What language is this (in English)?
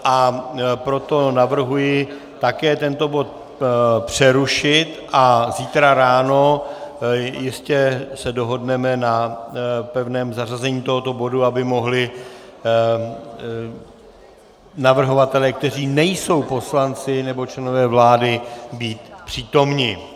Czech